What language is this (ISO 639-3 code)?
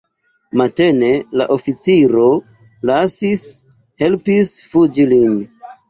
epo